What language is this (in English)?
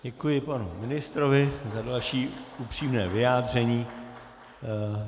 Czech